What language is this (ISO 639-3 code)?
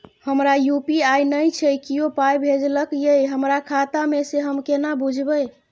mai